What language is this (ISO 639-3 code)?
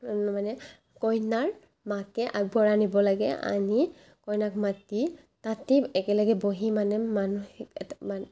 asm